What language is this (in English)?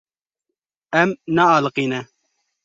Kurdish